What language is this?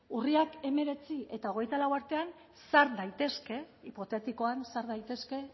Basque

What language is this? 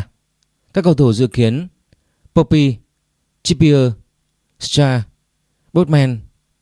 Vietnamese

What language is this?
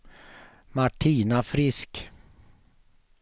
Swedish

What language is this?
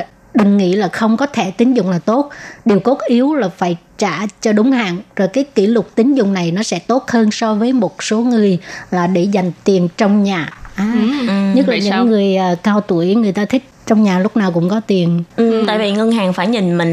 Vietnamese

